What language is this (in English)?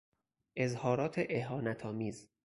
Persian